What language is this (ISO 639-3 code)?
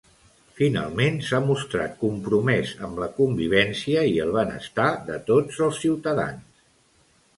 cat